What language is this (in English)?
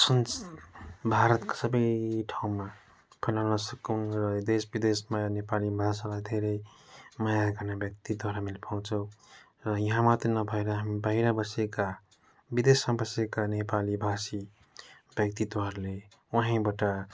Nepali